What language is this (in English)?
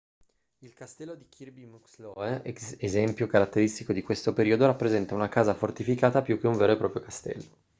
Italian